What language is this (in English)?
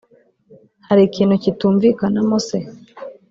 Kinyarwanda